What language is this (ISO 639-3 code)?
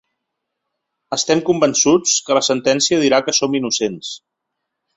cat